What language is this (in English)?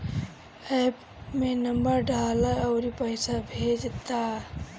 Bhojpuri